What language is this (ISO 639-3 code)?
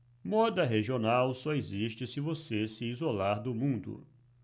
por